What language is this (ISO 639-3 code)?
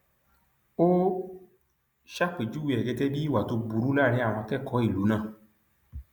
yor